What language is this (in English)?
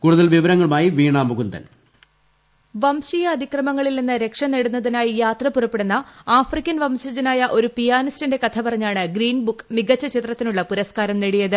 Malayalam